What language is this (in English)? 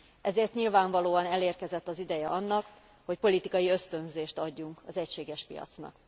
Hungarian